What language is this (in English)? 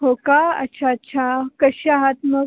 Marathi